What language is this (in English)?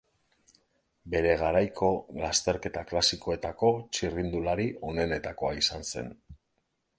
Basque